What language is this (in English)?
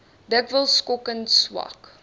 Afrikaans